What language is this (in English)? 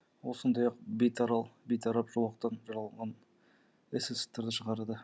Kazakh